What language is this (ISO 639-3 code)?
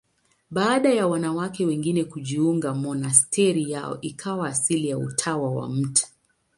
swa